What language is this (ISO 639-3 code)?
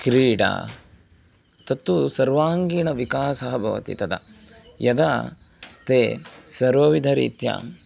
san